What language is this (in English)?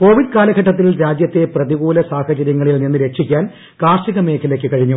Malayalam